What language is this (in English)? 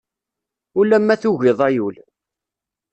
Kabyle